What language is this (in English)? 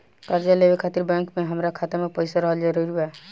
Bhojpuri